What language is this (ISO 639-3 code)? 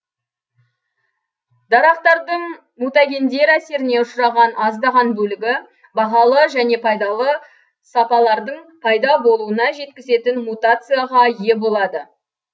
kaz